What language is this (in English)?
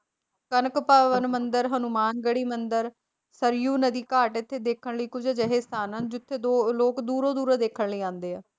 Punjabi